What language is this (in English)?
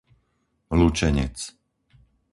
Slovak